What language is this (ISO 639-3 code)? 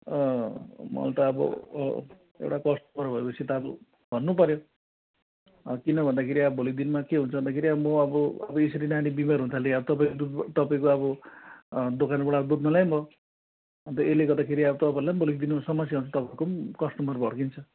nep